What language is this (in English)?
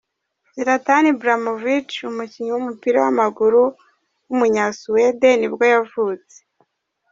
Kinyarwanda